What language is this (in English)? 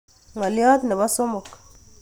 Kalenjin